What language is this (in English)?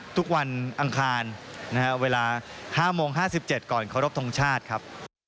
Thai